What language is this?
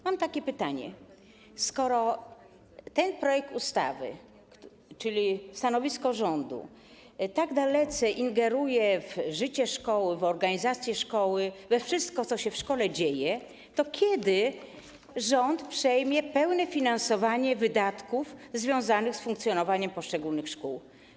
Polish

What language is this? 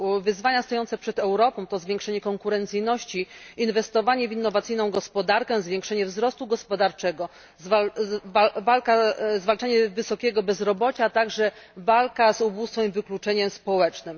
Polish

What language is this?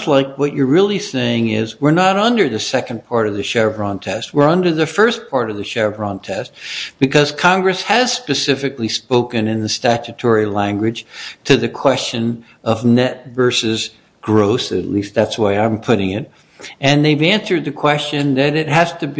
English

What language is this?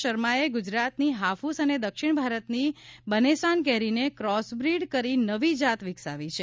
Gujarati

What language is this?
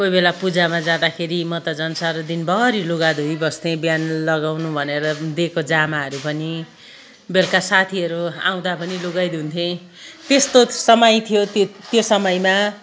Nepali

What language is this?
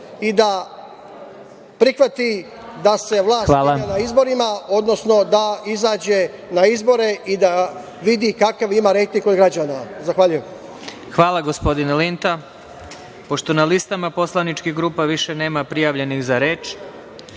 Serbian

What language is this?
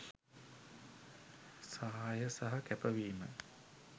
Sinhala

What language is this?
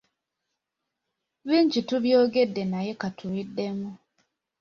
Ganda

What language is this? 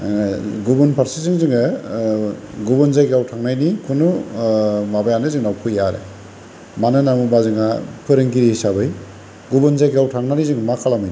Bodo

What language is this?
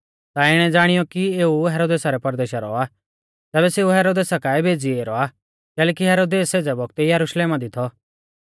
Mahasu Pahari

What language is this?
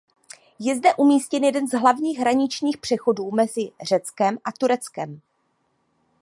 Czech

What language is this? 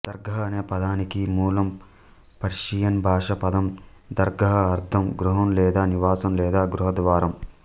Telugu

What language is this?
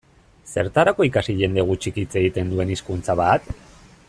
Basque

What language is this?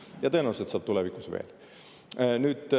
Estonian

